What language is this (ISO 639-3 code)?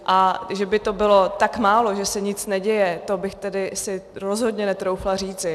ces